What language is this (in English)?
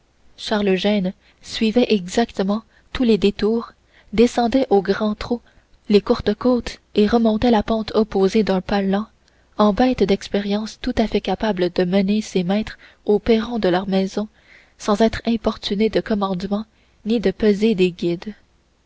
French